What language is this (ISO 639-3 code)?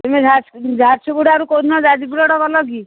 ori